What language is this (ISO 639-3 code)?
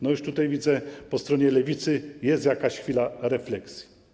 pol